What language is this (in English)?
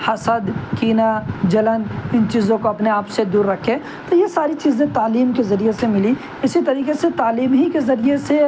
Urdu